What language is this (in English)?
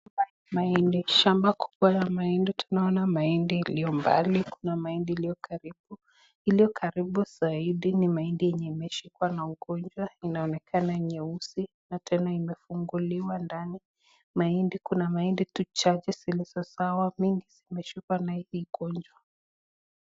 Swahili